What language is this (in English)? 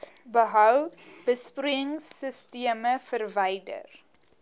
Afrikaans